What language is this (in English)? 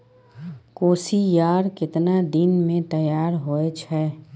Maithili